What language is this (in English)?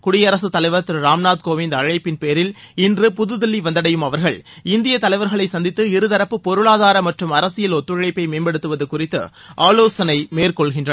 Tamil